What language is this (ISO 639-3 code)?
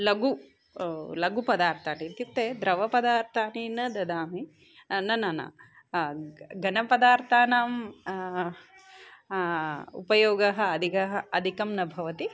san